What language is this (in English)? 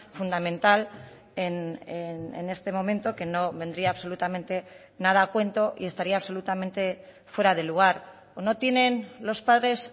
Spanish